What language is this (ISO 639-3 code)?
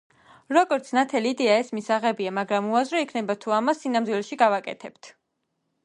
kat